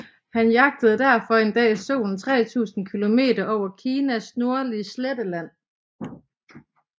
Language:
Danish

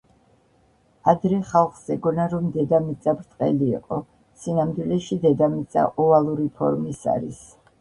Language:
Georgian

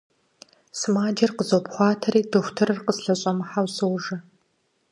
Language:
Kabardian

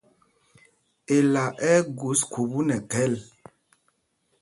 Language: Mpumpong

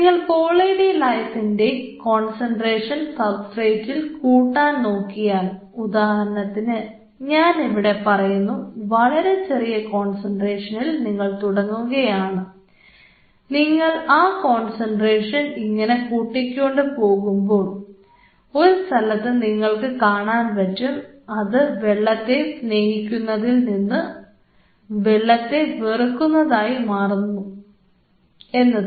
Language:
Malayalam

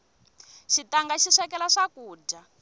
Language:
Tsonga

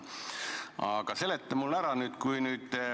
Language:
Estonian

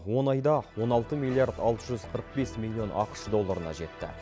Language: Kazakh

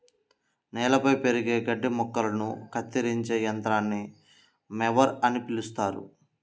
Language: Telugu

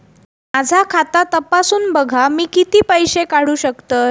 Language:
Marathi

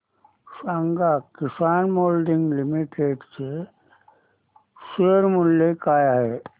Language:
Marathi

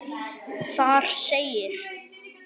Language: Icelandic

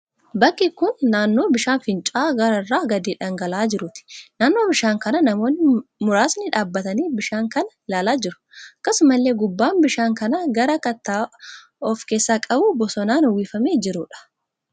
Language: Oromo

